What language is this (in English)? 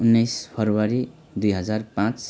Nepali